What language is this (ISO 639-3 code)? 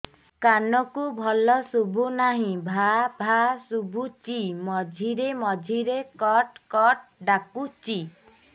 ori